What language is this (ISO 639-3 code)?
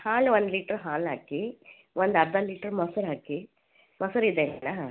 kan